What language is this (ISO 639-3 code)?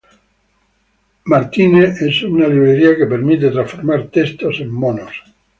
spa